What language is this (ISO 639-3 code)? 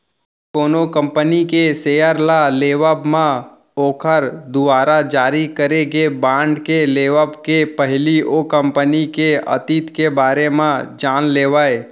hne